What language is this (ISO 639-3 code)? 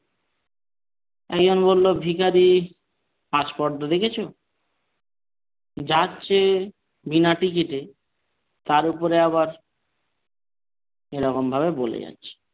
ben